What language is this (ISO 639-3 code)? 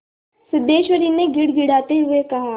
hin